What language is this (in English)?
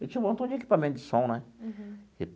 Portuguese